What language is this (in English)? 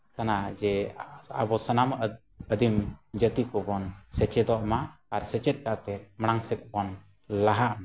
Santali